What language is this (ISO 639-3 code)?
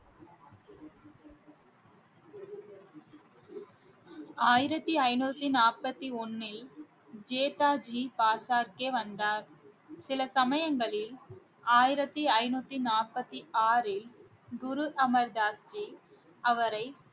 tam